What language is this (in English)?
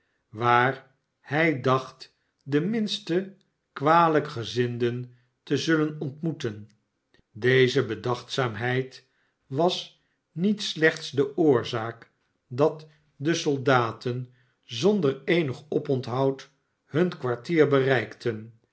Dutch